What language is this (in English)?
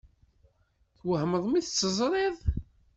Kabyle